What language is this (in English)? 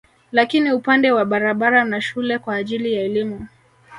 Swahili